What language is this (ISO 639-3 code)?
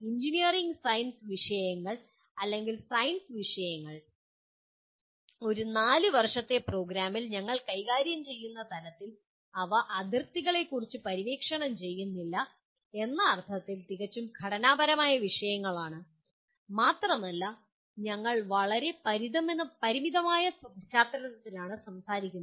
mal